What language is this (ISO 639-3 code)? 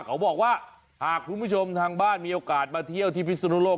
tha